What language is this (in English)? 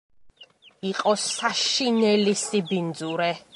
Georgian